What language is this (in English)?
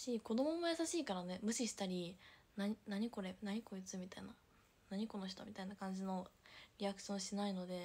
Japanese